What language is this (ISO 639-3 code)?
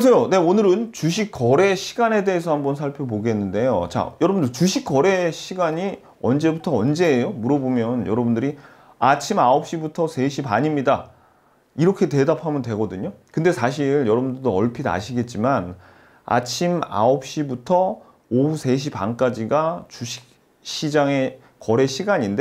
kor